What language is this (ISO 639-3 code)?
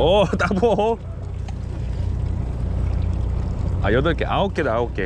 kor